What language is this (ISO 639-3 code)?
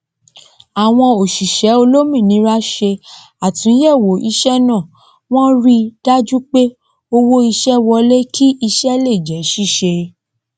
yor